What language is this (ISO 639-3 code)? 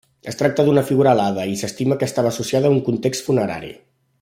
cat